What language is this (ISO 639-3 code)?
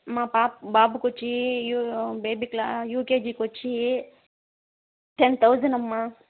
tel